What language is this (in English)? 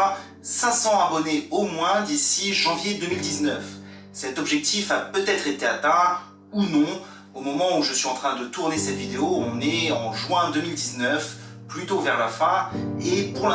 French